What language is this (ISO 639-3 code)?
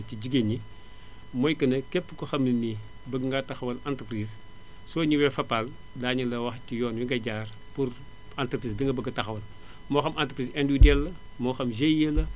wol